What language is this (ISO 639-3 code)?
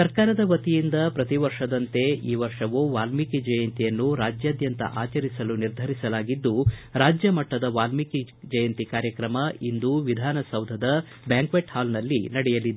kan